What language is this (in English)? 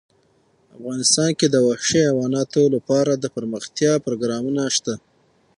Pashto